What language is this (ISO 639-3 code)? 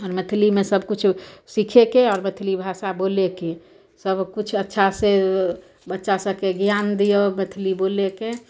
mai